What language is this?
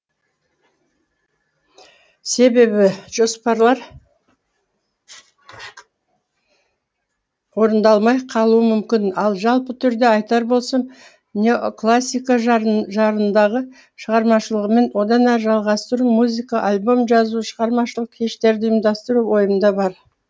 Kazakh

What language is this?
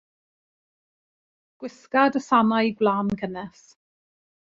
Welsh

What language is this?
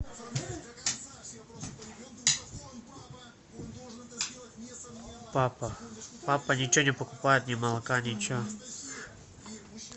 Russian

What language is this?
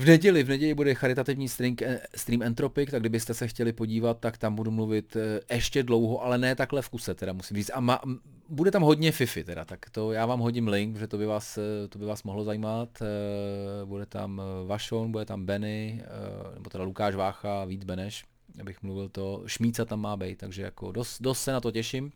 Czech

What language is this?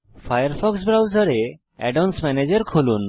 Bangla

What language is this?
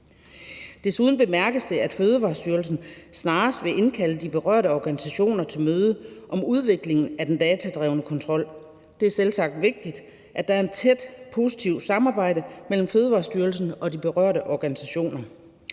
Danish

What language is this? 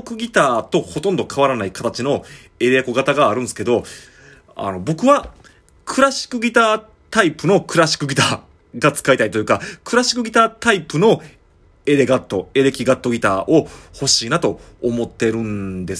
Japanese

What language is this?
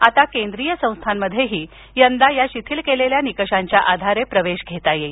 Marathi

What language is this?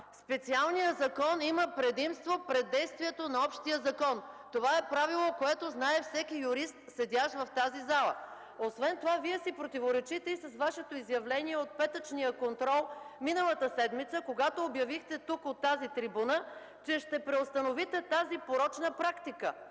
Bulgarian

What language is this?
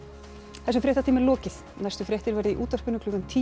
Icelandic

